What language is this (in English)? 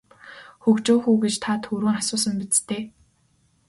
Mongolian